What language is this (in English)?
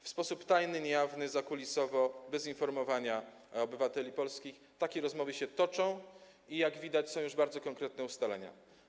Polish